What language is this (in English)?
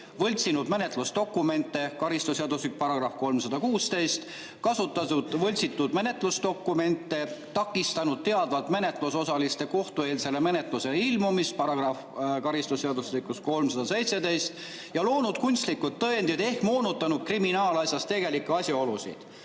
Estonian